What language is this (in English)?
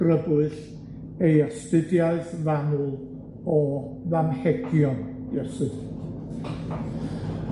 Welsh